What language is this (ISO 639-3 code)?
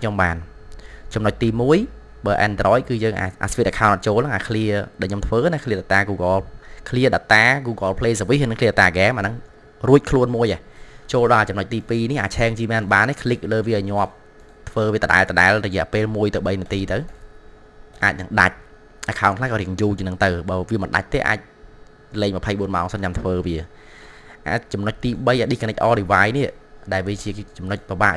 vie